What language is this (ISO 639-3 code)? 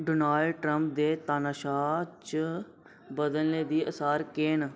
doi